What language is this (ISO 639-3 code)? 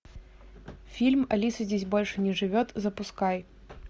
rus